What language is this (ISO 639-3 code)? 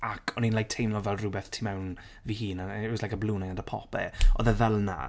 cym